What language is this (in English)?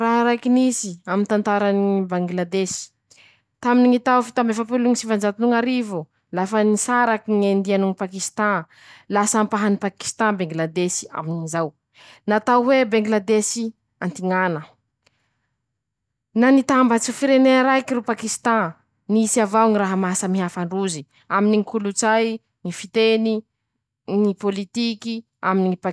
Masikoro Malagasy